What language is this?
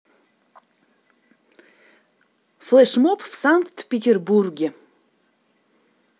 Russian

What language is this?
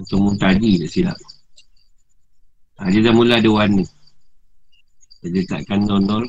Malay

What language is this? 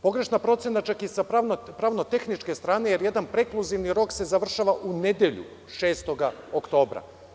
Serbian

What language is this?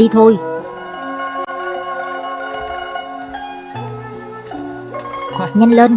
Vietnamese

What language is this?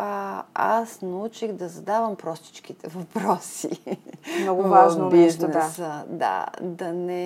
Bulgarian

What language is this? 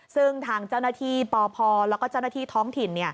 Thai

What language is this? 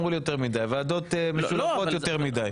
Hebrew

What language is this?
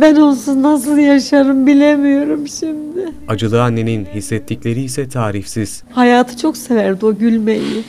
Turkish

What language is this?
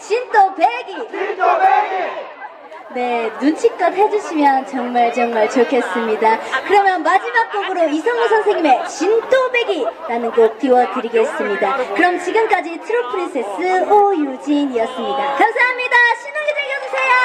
Korean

